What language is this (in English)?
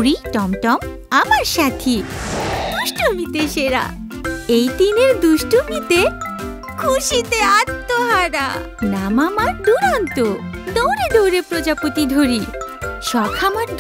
Dutch